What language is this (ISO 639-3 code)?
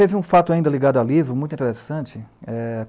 por